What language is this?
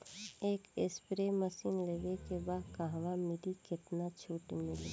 Bhojpuri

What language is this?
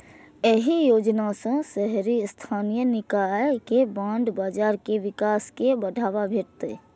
Maithili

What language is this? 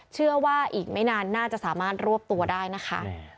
Thai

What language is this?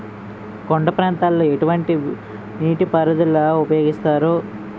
Telugu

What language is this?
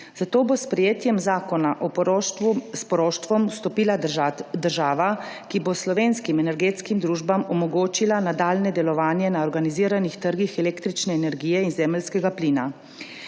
Slovenian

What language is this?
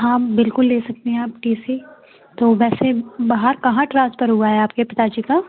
Hindi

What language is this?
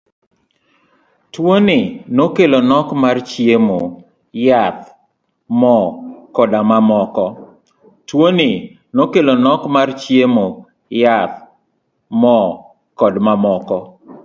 Luo (Kenya and Tanzania)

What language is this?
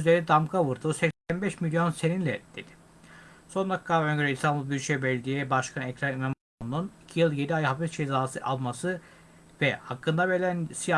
Turkish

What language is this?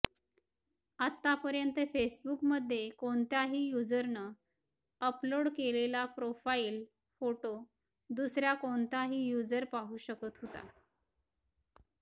Marathi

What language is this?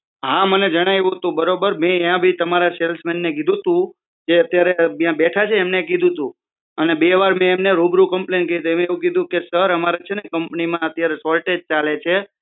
Gujarati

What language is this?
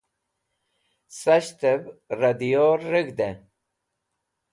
Wakhi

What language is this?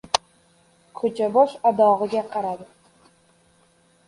Uzbek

